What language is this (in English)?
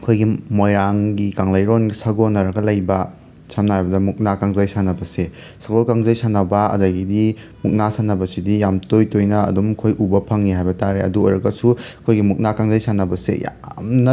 Manipuri